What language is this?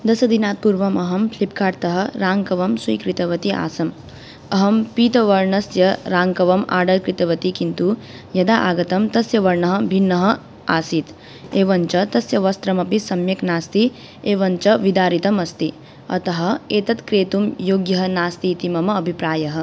Sanskrit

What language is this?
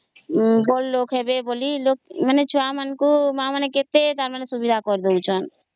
Odia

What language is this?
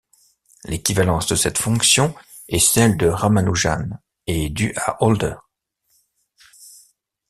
French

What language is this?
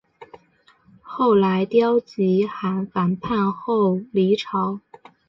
Chinese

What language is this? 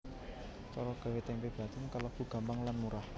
Javanese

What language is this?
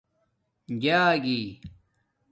Domaaki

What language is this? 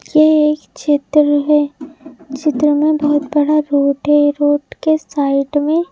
Hindi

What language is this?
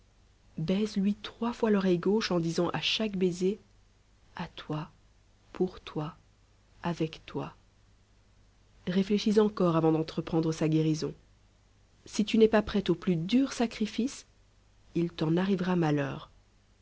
French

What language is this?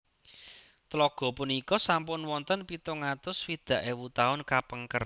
Javanese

